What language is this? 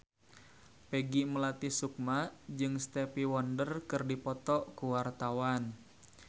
Sundanese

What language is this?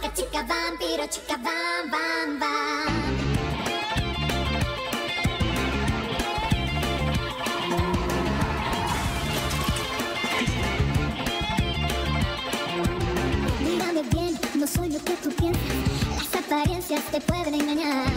Spanish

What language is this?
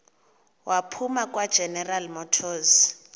Xhosa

